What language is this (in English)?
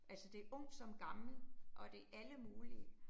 Danish